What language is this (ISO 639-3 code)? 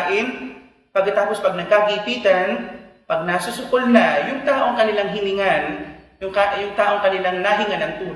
fil